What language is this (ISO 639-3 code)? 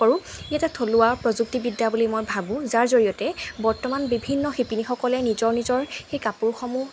asm